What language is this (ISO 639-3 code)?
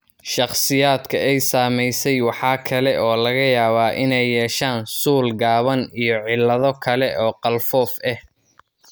som